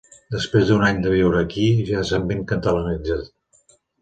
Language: Catalan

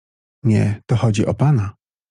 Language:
Polish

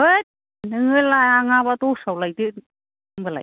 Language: Bodo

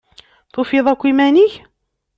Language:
Kabyle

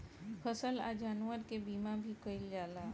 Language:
Bhojpuri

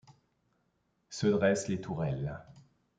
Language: French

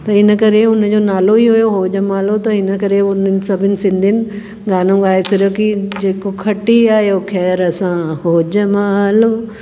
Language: Sindhi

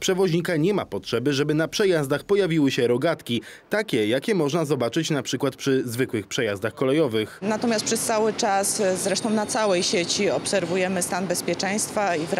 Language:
Polish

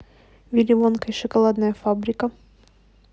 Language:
Russian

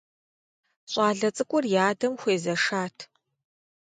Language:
Kabardian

